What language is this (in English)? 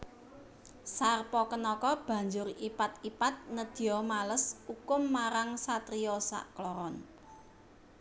Javanese